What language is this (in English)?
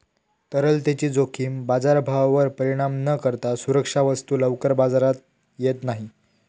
Marathi